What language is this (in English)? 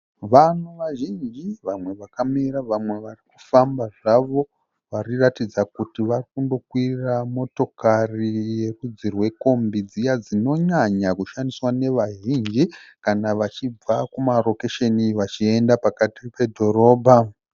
Shona